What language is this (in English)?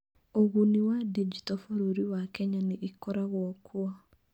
Kikuyu